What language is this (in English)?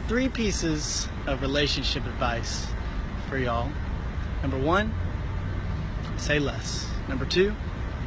English